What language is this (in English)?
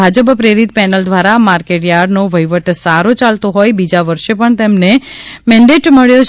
Gujarati